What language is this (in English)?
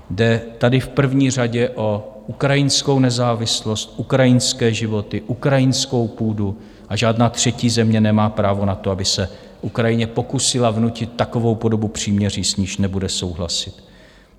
Czech